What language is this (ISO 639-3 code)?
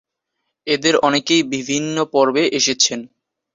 ben